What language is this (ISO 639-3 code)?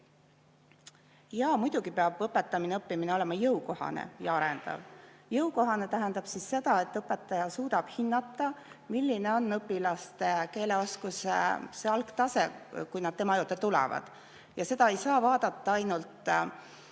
est